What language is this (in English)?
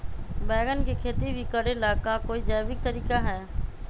Magahi